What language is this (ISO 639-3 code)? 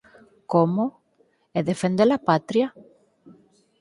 glg